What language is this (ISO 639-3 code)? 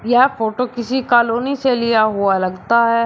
hin